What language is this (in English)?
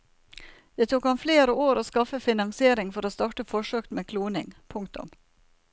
Norwegian